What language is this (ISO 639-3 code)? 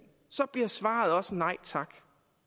dan